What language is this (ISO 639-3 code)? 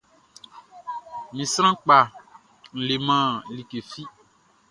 bci